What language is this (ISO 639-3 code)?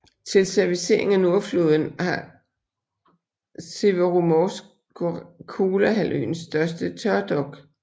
dan